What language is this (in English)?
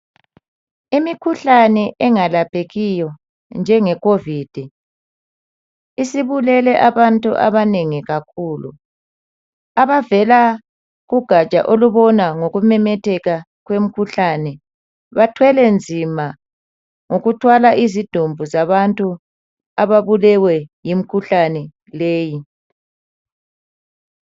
North Ndebele